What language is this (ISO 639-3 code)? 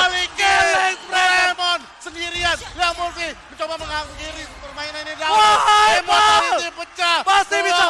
ind